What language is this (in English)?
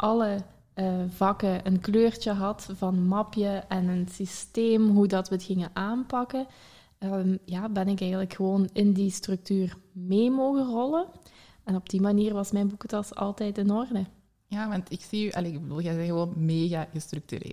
Dutch